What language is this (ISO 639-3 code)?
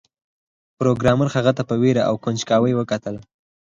pus